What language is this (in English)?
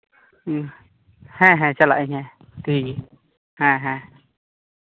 Santali